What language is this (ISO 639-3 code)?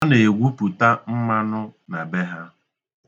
ibo